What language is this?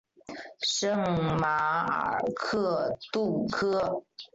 Chinese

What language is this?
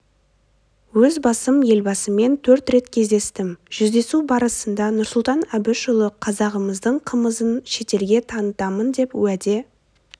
Kazakh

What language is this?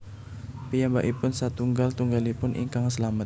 Javanese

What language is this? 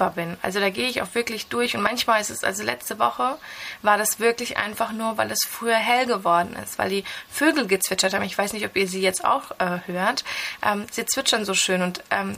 German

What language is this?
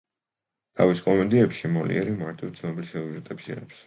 Georgian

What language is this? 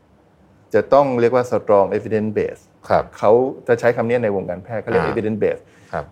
Thai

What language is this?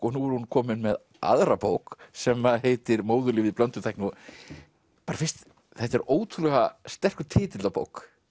Icelandic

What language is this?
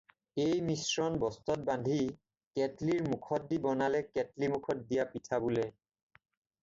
Assamese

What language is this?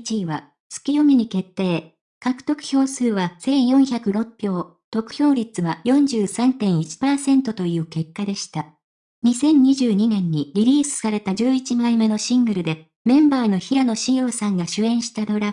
Japanese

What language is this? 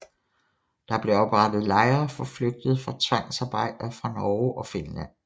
Danish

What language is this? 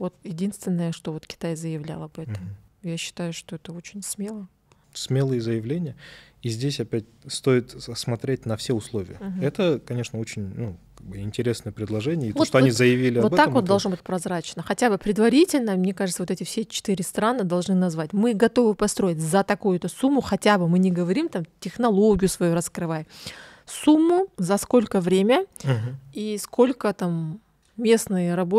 Russian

